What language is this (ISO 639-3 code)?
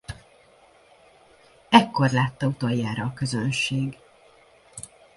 hun